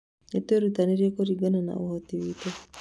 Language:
Kikuyu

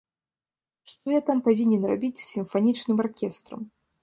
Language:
Belarusian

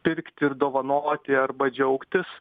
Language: Lithuanian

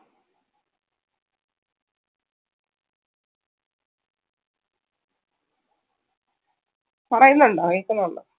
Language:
Malayalam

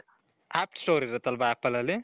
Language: Kannada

